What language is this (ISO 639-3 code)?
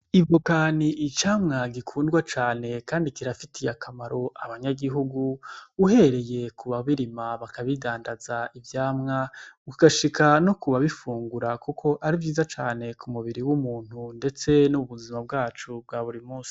run